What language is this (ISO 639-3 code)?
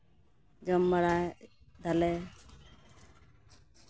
sat